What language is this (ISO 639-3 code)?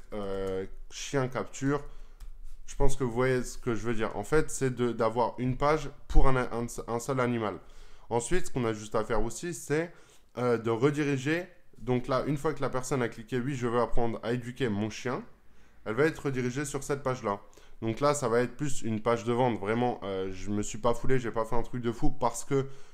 fra